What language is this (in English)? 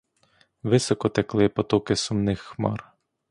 Ukrainian